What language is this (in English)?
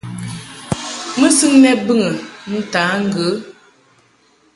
Mungaka